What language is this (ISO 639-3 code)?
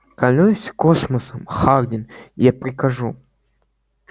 rus